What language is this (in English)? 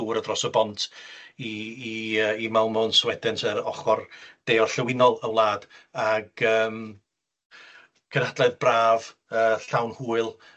Welsh